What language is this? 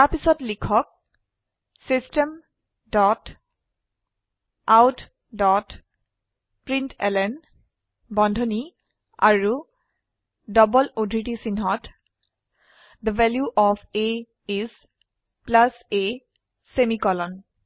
Assamese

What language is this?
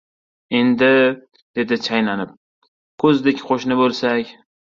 Uzbek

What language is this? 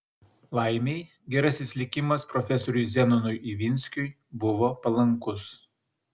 Lithuanian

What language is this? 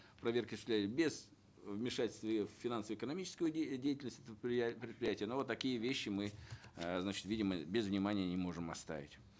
Kazakh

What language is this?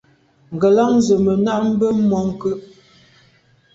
Medumba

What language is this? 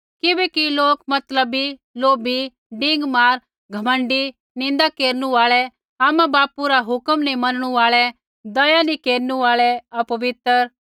Kullu Pahari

